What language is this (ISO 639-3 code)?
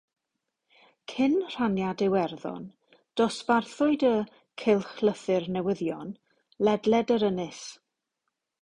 cym